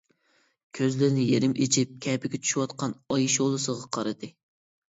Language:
Uyghur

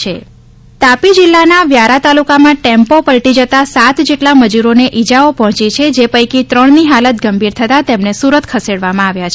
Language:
Gujarati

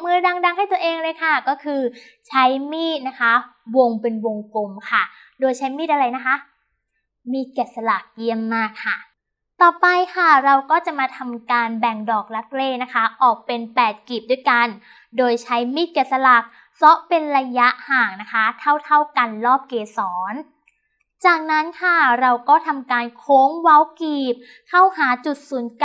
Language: Thai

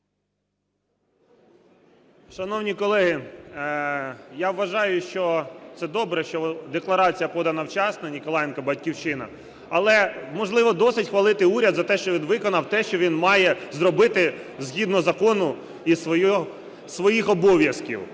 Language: Ukrainian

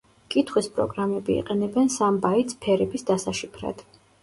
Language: Georgian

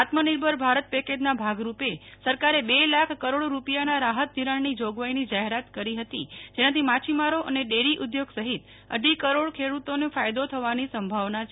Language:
Gujarati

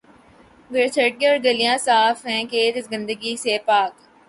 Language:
Urdu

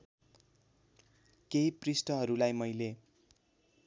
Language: Nepali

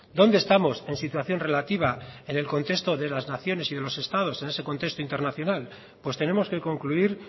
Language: Spanish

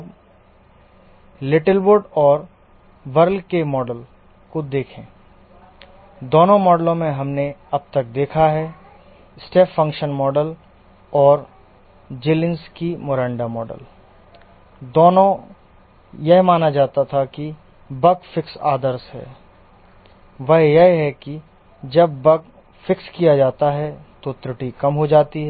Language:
Hindi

